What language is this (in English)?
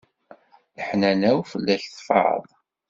Kabyle